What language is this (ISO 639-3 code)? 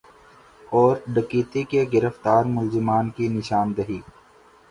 urd